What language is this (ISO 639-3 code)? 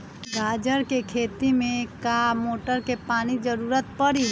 mag